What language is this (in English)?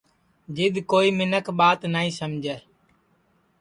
Sansi